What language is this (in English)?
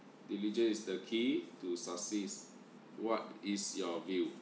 English